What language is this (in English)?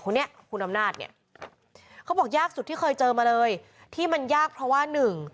Thai